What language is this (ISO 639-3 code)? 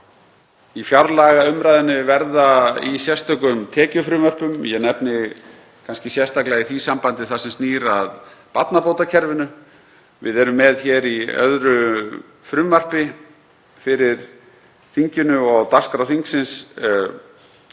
isl